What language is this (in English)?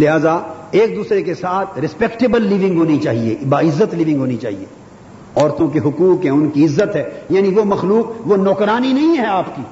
Urdu